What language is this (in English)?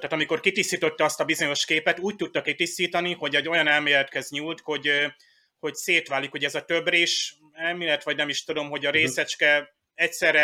Hungarian